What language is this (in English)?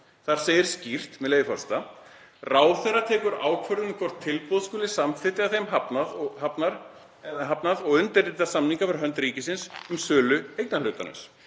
Icelandic